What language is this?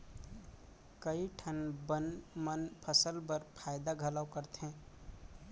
Chhattisgarhi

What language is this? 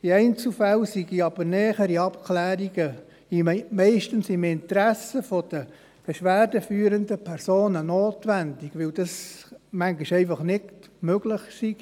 Swiss German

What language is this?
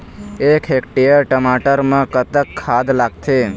Chhattisgarhi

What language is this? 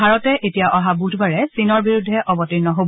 Assamese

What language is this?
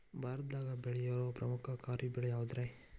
Kannada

